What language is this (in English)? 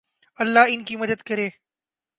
Urdu